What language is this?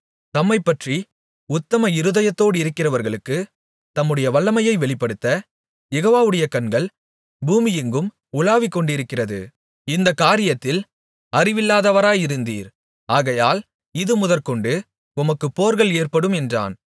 Tamil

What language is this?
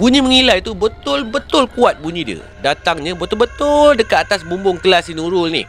Malay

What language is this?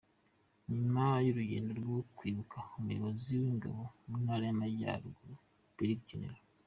Kinyarwanda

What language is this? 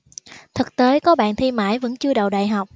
Vietnamese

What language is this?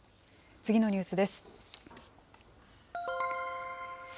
Japanese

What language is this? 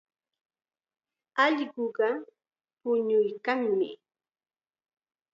Chiquián Ancash Quechua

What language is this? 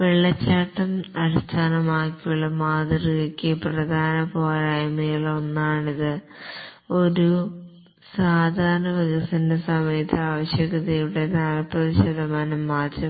Malayalam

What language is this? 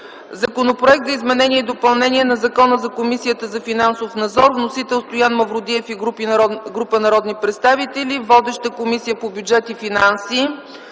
Bulgarian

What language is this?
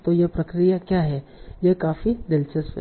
Hindi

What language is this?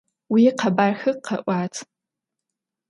Adyghe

